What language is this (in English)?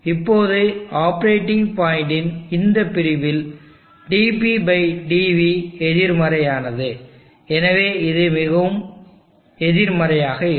Tamil